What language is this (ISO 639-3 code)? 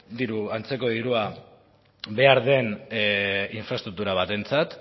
eus